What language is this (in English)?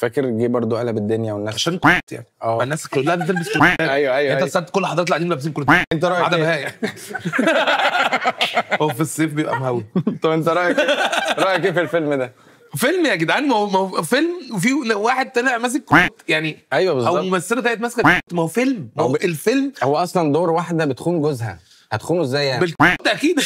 Arabic